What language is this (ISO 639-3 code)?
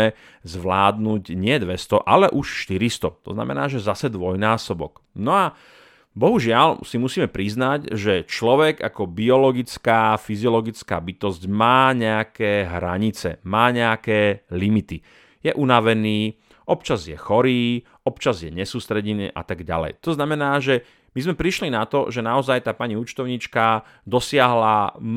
slk